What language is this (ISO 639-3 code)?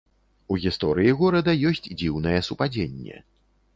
bel